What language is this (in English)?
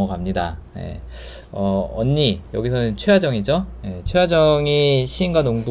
Korean